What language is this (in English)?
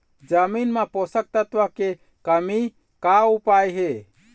Chhattisgarhi